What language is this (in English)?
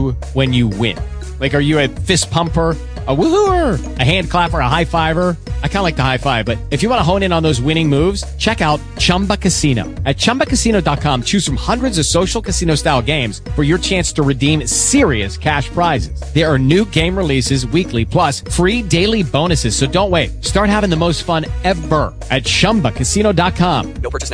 English